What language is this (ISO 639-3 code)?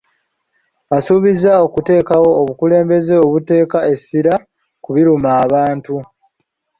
lug